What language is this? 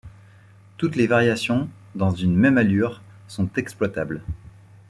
French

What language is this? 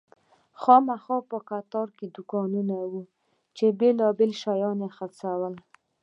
Pashto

